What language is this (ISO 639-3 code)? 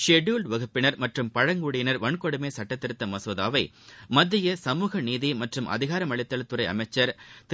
tam